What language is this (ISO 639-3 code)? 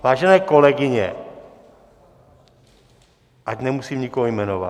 ces